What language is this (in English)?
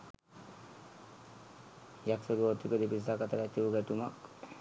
Sinhala